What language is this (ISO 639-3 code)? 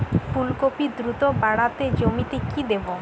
ben